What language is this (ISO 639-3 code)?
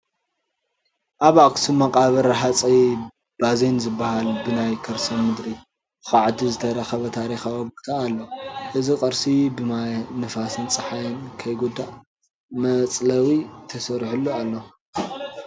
tir